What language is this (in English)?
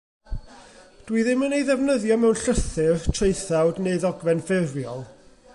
Welsh